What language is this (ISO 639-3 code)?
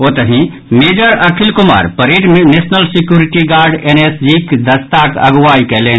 mai